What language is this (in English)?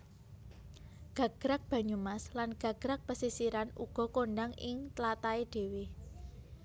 Javanese